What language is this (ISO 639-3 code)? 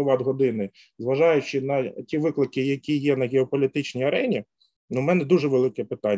ukr